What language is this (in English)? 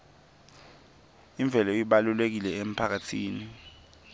Swati